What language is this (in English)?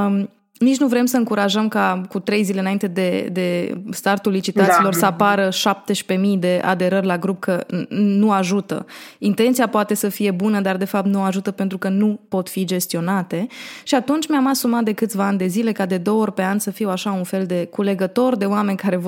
Romanian